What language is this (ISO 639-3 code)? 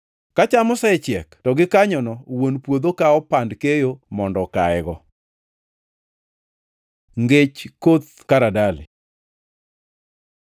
luo